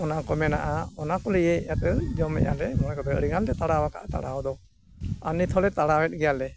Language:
Santali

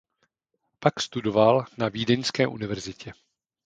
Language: Czech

